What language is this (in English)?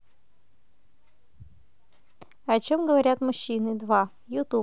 Russian